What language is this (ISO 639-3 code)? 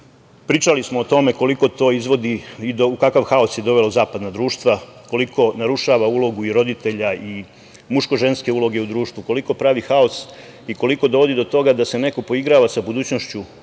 srp